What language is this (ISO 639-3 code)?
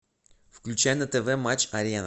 rus